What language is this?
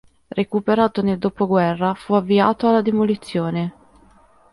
Italian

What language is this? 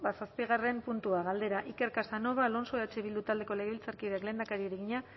Basque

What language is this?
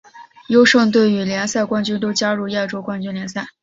Chinese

